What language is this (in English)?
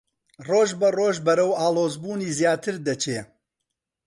Central Kurdish